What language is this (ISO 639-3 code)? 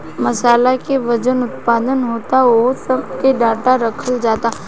bho